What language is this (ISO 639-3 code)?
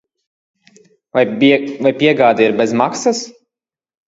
lav